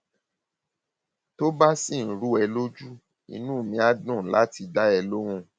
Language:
Yoruba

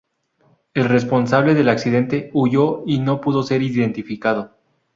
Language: Spanish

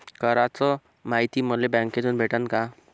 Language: Marathi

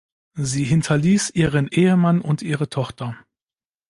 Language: German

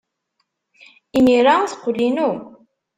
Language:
Kabyle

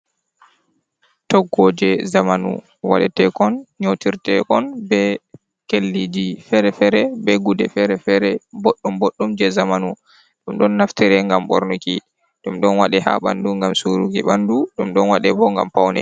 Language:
Fula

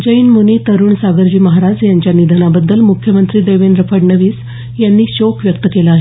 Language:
Marathi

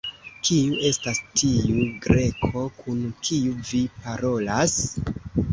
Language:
Esperanto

